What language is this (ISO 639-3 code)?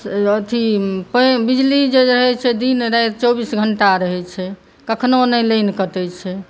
mai